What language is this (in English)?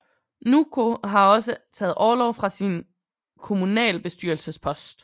Danish